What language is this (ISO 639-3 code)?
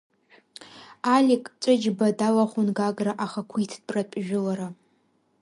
abk